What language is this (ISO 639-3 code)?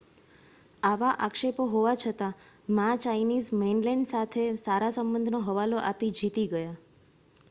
guj